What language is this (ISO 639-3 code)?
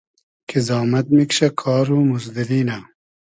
haz